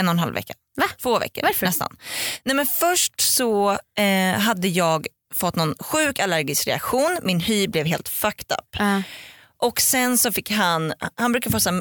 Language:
Swedish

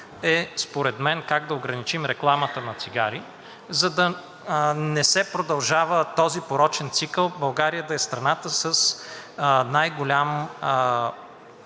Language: Bulgarian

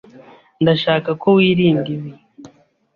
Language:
Kinyarwanda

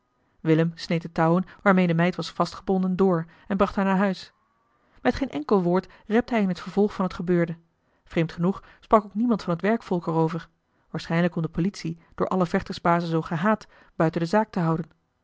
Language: Dutch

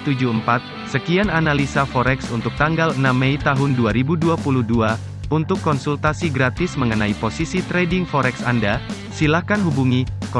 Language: Indonesian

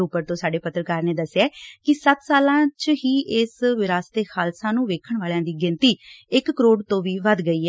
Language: Punjabi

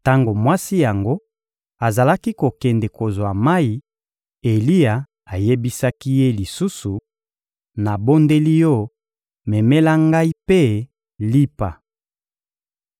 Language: Lingala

